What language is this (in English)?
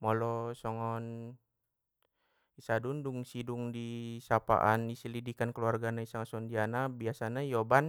Batak Mandailing